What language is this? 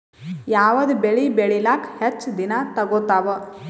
Kannada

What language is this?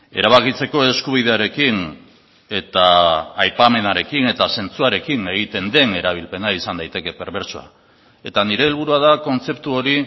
Basque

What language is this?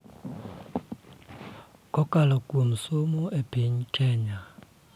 Luo (Kenya and Tanzania)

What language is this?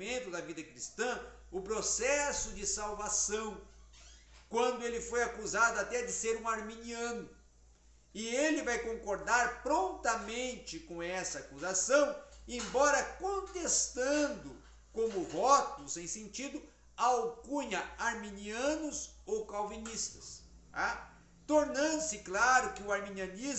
Portuguese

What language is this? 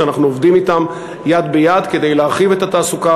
Hebrew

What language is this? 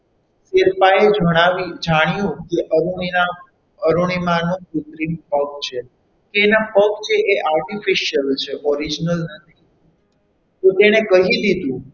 Gujarati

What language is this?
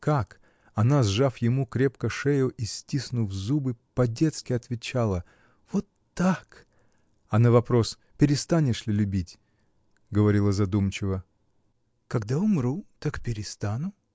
Russian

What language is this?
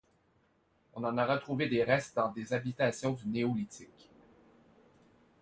French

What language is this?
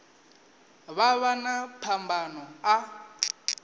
Venda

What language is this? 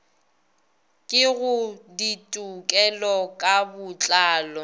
Northern Sotho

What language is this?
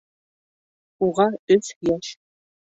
Bashkir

